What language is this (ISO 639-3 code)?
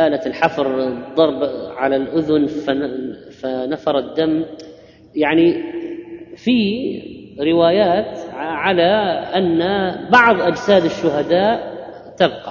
ara